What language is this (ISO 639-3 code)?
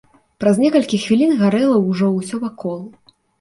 bel